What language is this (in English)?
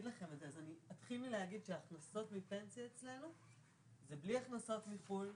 Hebrew